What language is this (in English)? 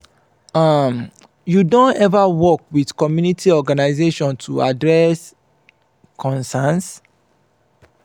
Nigerian Pidgin